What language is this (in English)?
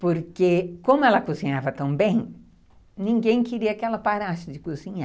Portuguese